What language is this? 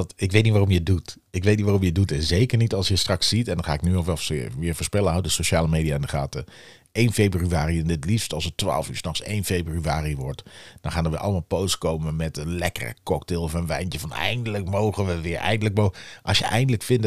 Dutch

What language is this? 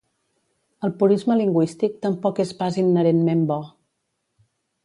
Catalan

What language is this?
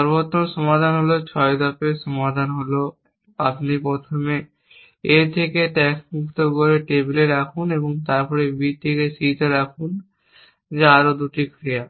Bangla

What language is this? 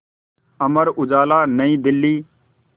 Hindi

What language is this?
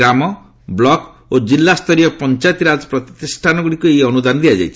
Odia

